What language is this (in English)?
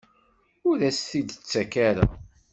Kabyle